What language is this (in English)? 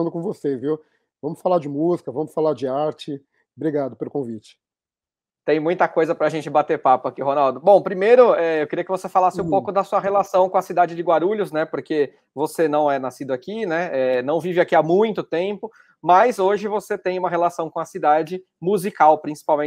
Portuguese